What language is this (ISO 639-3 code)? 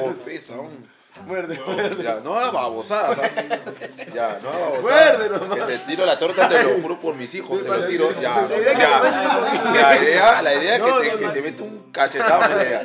spa